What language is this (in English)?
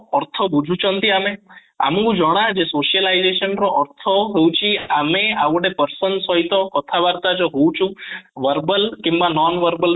Odia